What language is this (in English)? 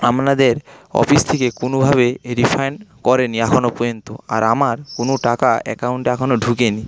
Bangla